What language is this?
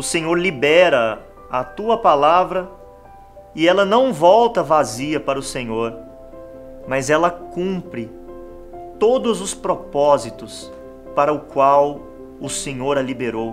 Portuguese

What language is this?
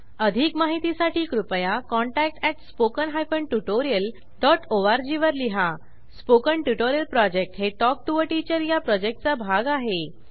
Marathi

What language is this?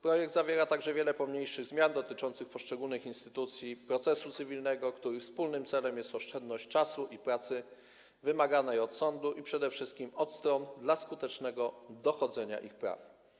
Polish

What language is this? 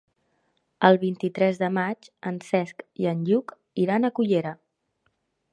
Catalan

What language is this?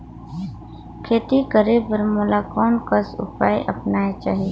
Chhattisgarhi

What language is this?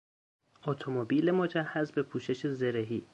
Persian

